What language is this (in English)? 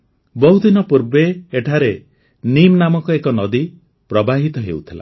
Odia